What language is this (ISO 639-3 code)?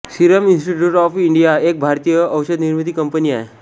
mar